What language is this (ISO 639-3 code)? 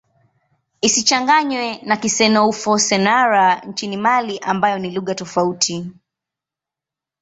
swa